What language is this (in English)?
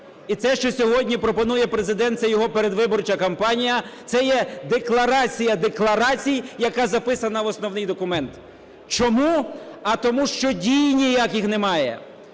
Ukrainian